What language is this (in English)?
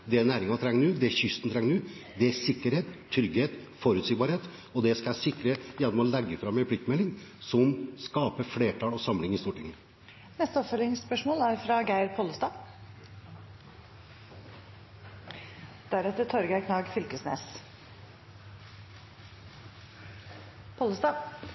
Norwegian